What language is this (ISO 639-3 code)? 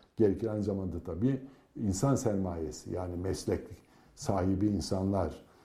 tur